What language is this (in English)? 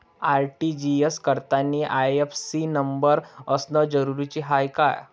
Marathi